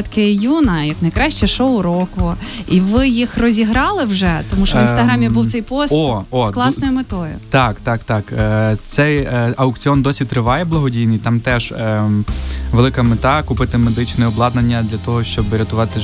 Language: Ukrainian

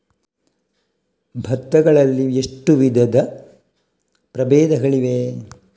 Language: Kannada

